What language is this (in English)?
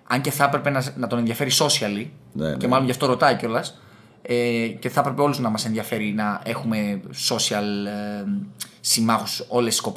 Greek